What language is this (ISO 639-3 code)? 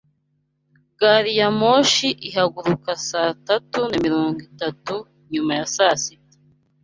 kin